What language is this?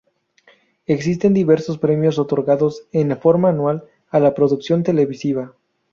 Spanish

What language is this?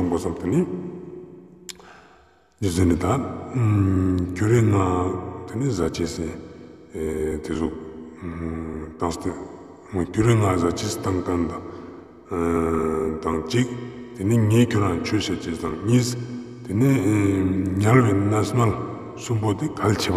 Romanian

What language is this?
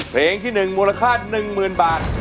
Thai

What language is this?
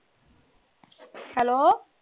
Punjabi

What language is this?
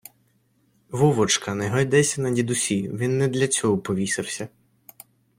Ukrainian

